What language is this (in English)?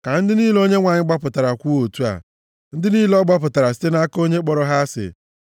Igbo